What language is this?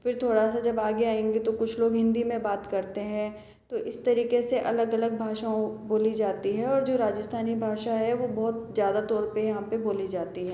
Hindi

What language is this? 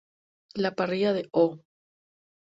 Spanish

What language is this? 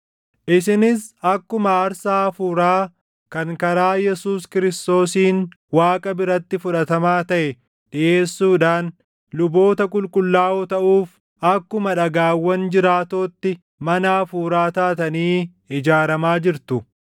Oromo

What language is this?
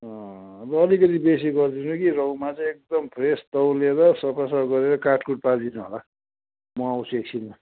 Nepali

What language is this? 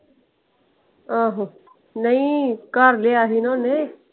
Punjabi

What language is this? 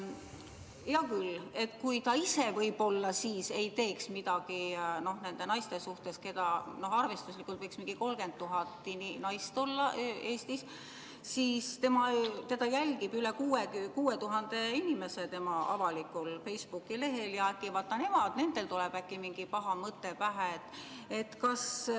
Estonian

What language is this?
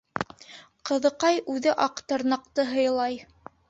Bashkir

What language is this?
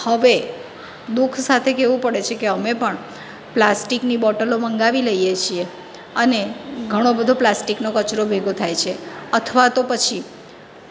Gujarati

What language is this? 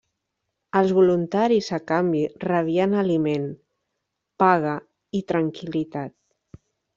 Catalan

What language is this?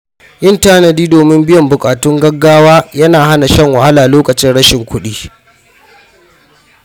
Hausa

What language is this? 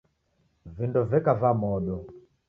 Taita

